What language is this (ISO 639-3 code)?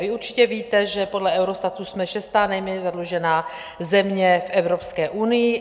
ces